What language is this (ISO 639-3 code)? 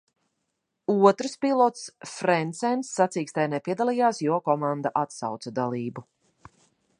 lav